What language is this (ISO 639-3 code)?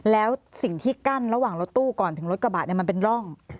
tha